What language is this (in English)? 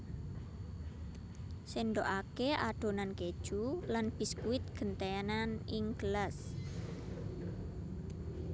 Javanese